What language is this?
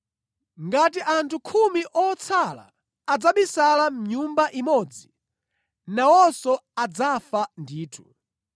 Nyanja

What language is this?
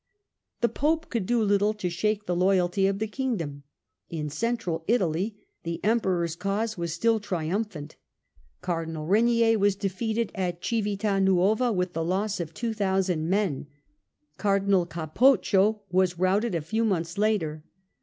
English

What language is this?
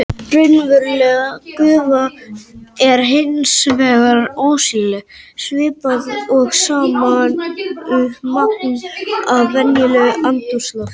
Icelandic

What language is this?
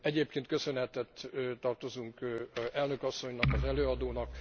Hungarian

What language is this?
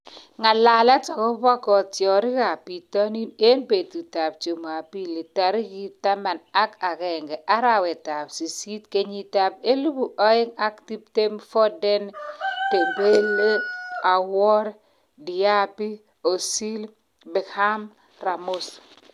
Kalenjin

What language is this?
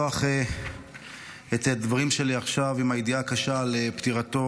Hebrew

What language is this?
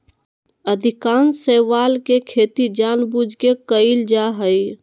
Magahi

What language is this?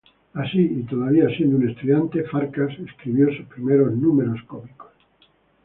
Spanish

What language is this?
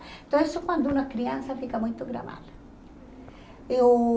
Portuguese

